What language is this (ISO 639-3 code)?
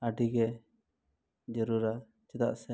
sat